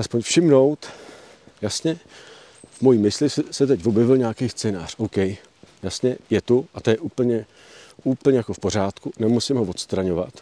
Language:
Czech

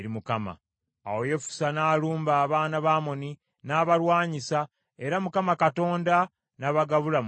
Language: Ganda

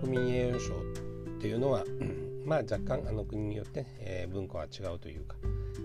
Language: Japanese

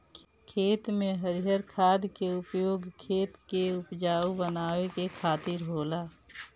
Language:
Bhojpuri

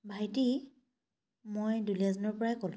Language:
Assamese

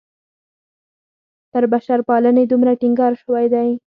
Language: Pashto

